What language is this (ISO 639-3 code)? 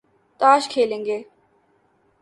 urd